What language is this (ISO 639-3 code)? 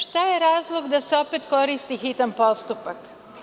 srp